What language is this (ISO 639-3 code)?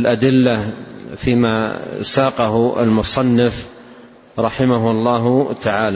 ara